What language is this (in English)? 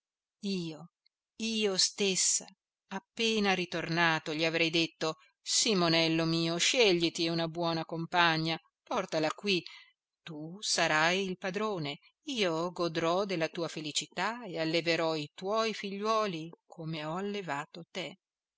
Italian